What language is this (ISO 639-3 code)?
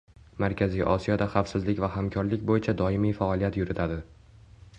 uzb